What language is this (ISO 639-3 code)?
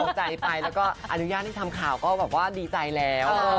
tha